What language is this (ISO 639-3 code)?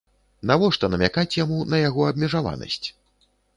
bel